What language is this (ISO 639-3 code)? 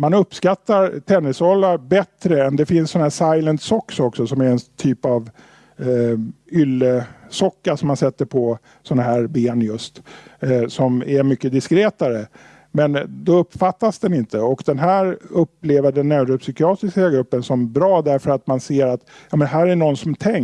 swe